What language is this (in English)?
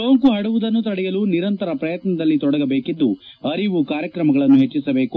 Kannada